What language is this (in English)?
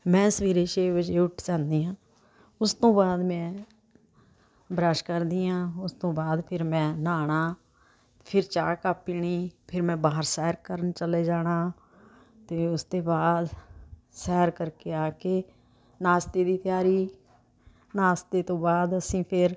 Punjabi